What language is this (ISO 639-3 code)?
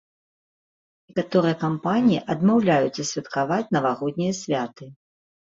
bel